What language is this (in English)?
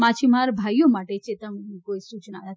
Gujarati